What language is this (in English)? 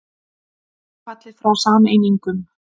Icelandic